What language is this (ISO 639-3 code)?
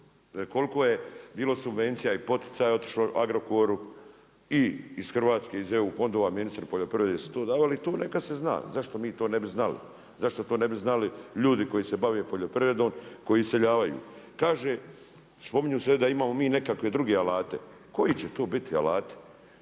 hrv